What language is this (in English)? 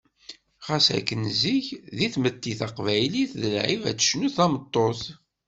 Kabyle